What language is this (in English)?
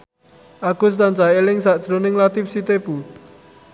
Javanese